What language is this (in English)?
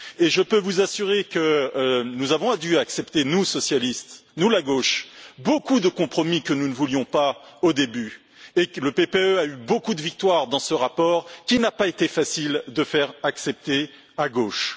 French